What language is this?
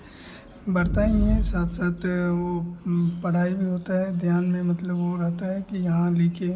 Hindi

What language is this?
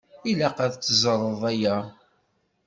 Kabyle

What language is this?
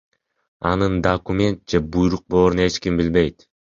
Kyrgyz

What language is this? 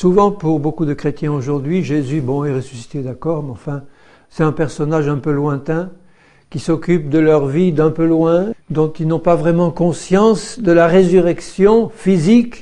French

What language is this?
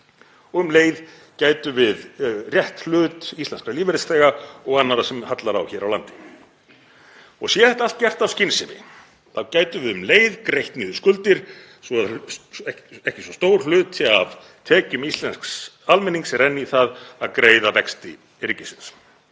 Icelandic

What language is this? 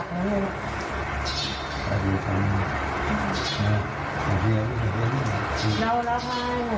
Thai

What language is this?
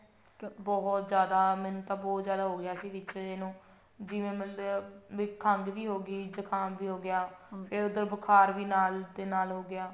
Punjabi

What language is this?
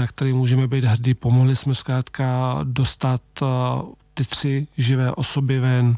Czech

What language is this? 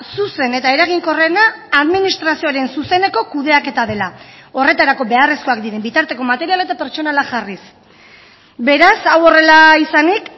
Basque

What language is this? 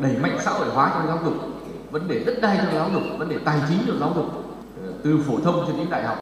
Vietnamese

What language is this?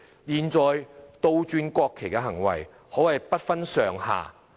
Cantonese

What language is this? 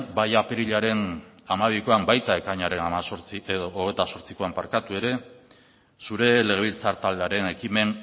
Basque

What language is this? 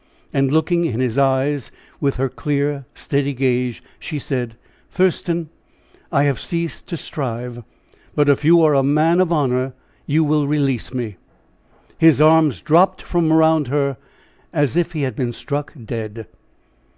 English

